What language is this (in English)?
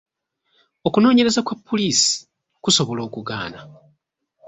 Ganda